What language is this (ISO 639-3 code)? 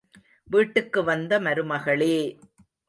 tam